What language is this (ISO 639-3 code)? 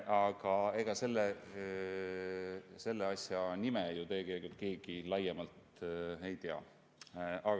est